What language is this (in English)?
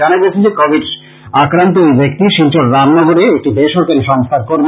Bangla